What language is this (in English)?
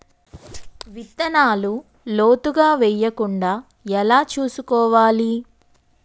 Telugu